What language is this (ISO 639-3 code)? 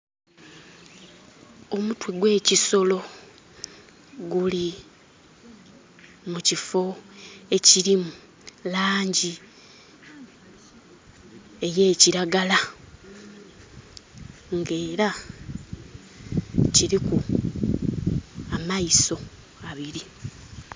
xog